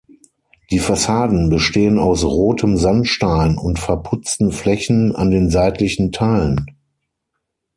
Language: German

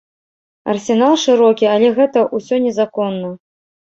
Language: Belarusian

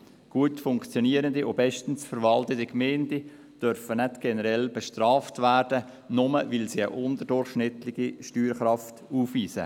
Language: Swiss German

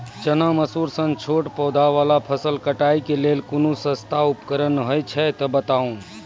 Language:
Maithili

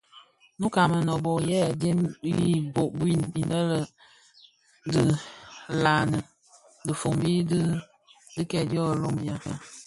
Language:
Bafia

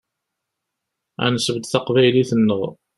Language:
Kabyle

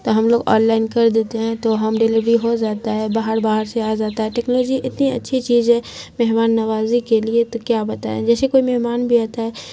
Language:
Urdu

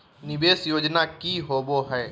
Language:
Magahi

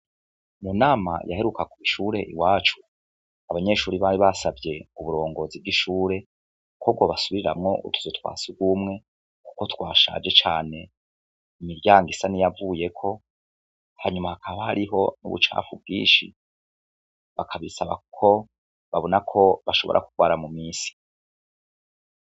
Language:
Rundi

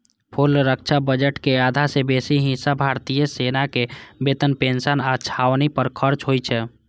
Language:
Maithili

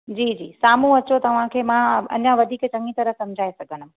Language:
Sindhi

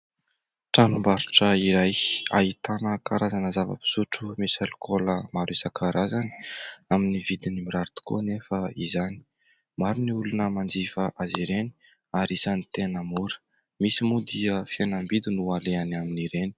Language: Malagasy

